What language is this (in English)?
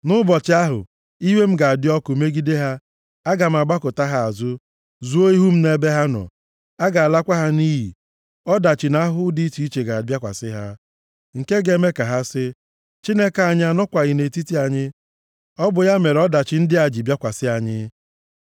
Igbo